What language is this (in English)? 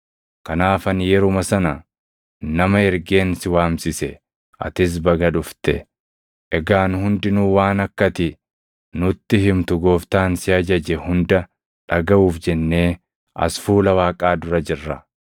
Oromo